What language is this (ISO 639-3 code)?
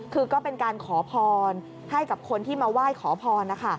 tha